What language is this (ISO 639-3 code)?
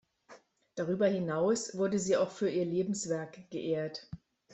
deu